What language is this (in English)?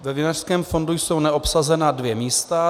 Czech